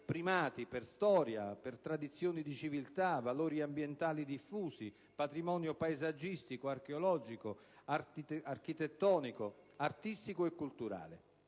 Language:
Italian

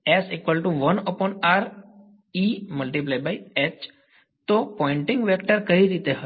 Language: Gujarati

